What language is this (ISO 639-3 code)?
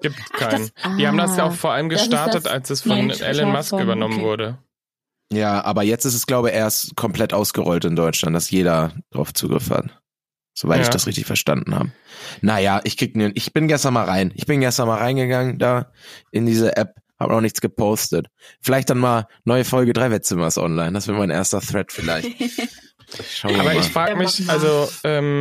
deu